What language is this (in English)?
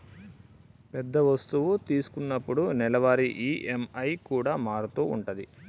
Telugu